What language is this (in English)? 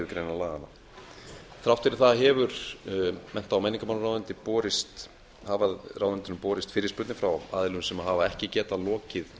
Icelandic